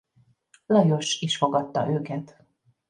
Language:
Hungarian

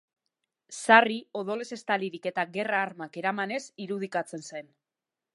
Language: Basque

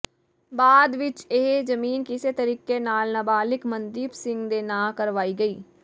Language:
Punjabi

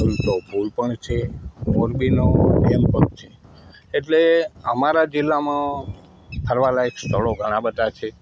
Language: Gujarati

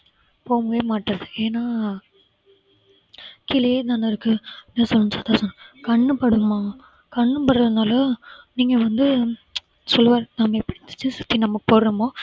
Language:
Tamil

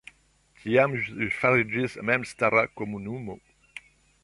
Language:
Esperanto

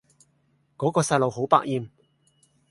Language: Cantonese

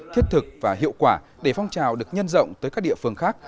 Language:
Vietnamese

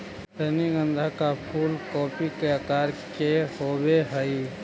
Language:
Magahi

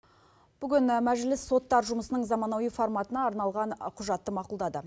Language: Kazakh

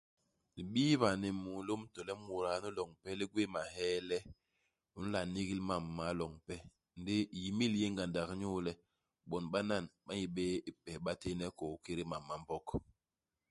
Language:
Basaa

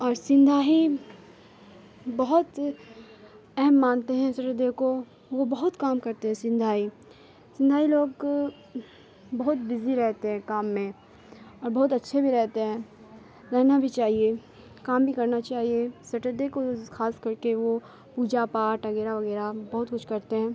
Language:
Urdu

